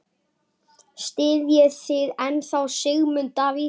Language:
Icelandic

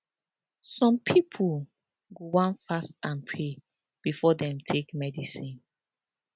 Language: Nigerian Pidgin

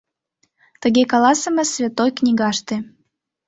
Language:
Mari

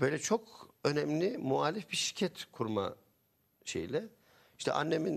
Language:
Turkish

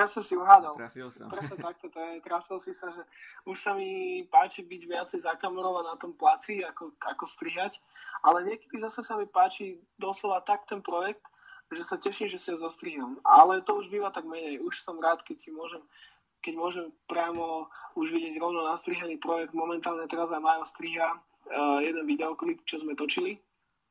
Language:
Slovak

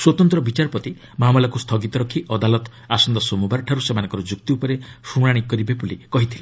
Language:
Odia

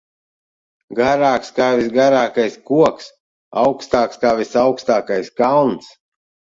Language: Latvian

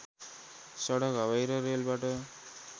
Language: Nepali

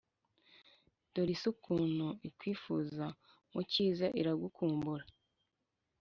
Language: Kinyarwanda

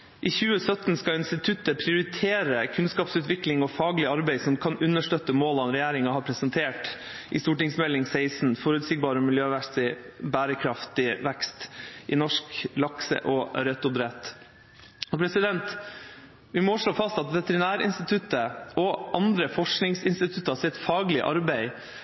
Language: Norwegian Bokmål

